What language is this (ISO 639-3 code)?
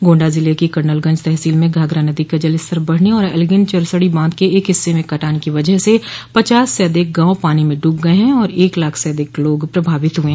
hin